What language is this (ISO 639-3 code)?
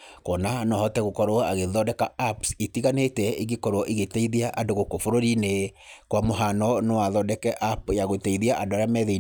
kik